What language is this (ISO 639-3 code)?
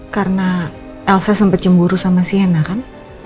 ind